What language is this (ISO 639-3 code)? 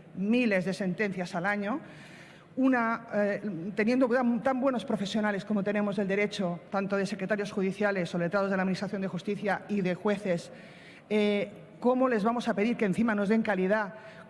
spa